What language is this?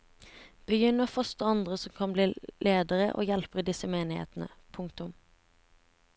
Norwegian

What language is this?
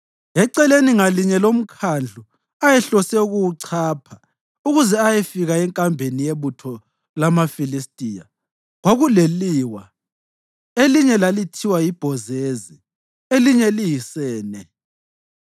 North Ndebele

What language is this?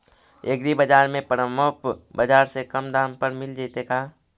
Magahi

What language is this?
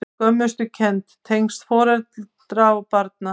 Icelandic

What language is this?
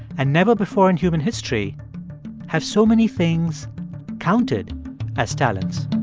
English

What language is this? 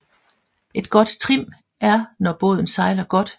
Danish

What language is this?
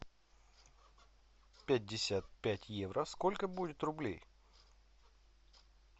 Russian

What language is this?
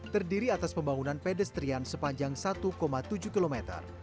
Indonesian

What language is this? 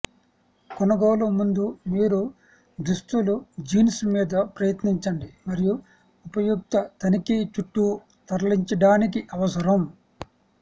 Telugu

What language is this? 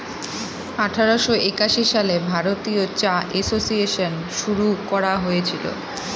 Bangla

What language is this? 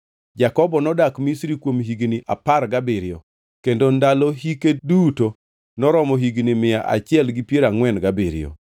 Luo (Kenya and Tanzania)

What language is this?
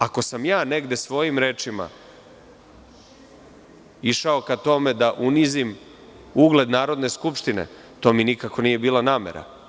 Serbian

